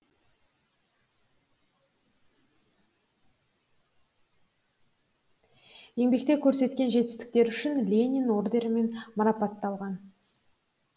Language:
Kazakh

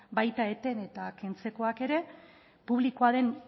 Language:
Basque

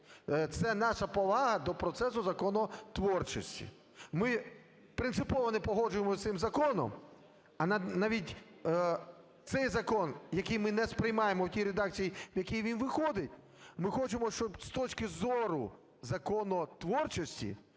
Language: Ukrainian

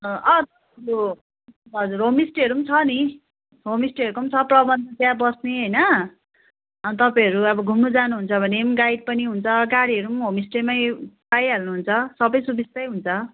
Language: Nepali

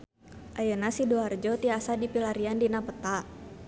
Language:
Sundanese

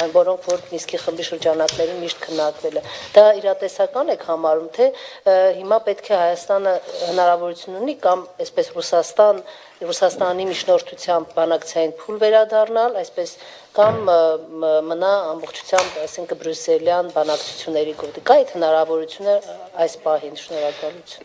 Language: Romanian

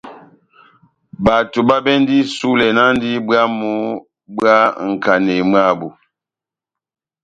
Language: Batanga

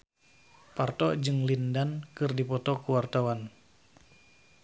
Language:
Sundanese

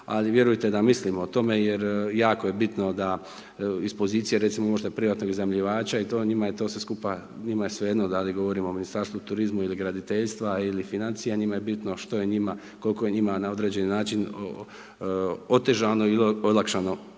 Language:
Croatian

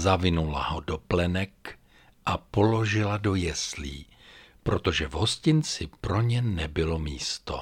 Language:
Czech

